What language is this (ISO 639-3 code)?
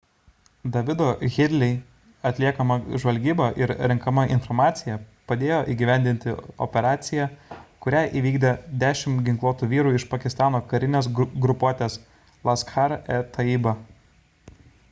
lit